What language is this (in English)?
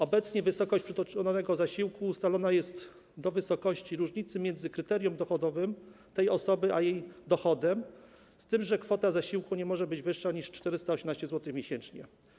Polish